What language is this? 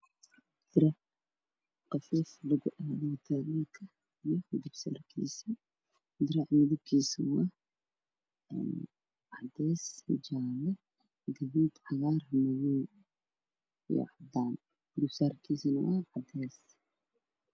Somali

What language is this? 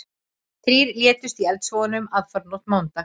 Icelandic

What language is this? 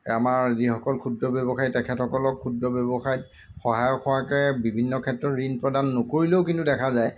Assamese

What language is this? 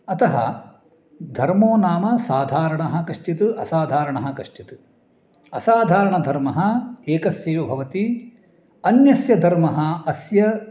Sanskrit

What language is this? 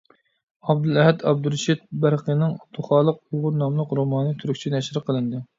Uyghur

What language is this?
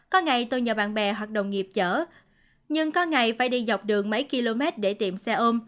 Vietnamese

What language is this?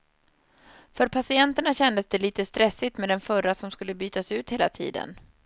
Swedish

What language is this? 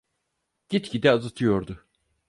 Turkish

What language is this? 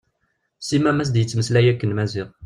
Kabyle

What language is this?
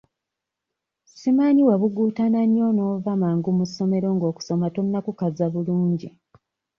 Ganda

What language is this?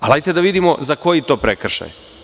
Serbian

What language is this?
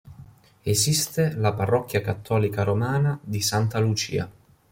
Italian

